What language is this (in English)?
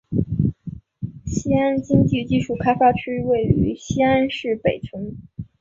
Chinese